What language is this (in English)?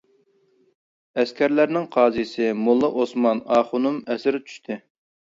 Uyghur